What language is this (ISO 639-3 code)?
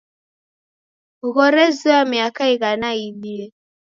dav